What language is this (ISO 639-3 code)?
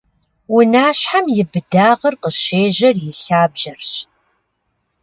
kbd